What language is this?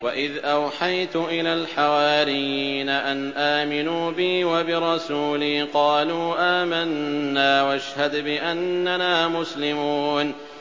Arabic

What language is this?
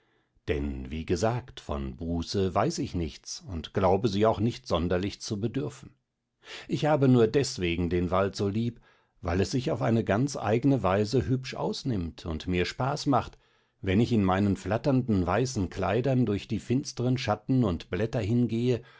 German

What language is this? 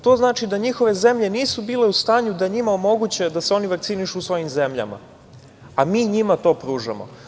Serbian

